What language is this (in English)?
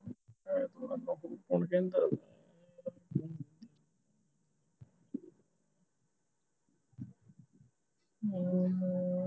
Punjabi